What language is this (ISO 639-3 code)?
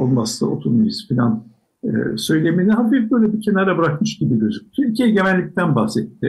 tur